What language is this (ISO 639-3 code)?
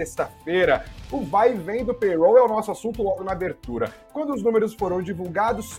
por